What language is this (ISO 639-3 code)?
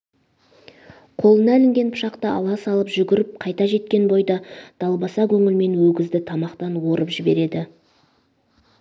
kaz